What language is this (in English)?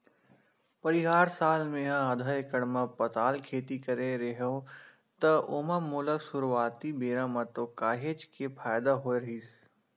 Chhattisgarhi